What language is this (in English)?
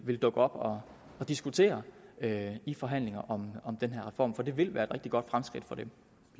Danish